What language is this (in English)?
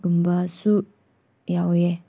Manipuri